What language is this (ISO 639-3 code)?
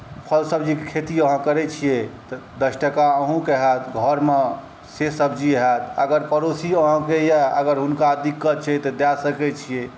mai